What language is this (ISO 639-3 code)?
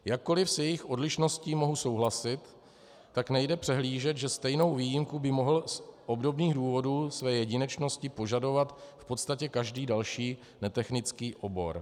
ces